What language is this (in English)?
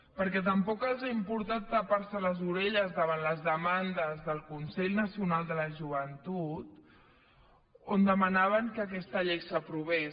Catalan